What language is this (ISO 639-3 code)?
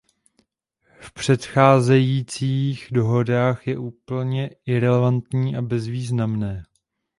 ces